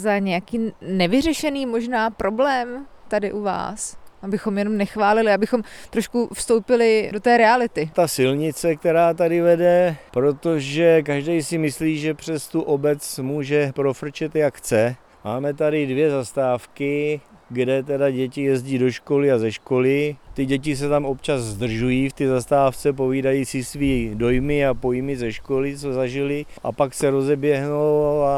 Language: Czech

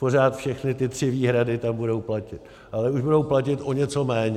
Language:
Czech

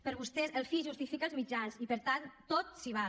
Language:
Catalan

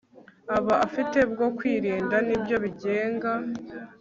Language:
Kinyarwanda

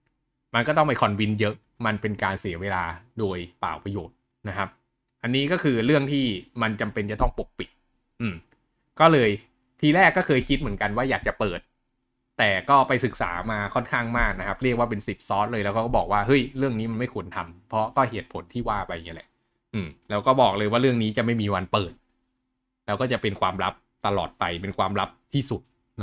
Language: Thai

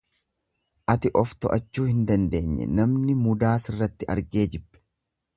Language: Oromo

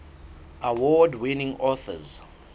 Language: Southern Sotho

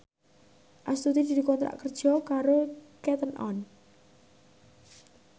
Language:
Javanese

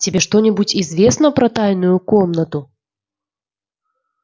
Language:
Russian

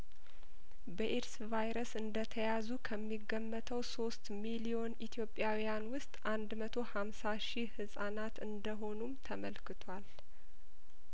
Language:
Amharic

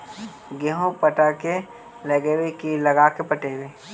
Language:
Magahi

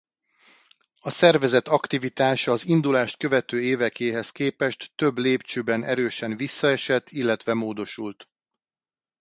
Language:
Hungarian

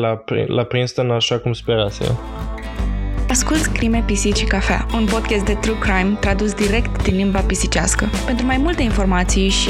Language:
Romanian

